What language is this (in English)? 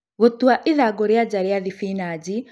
Kikuyu